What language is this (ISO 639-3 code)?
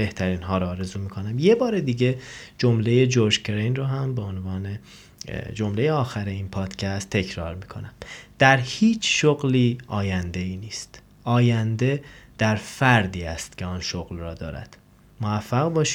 fas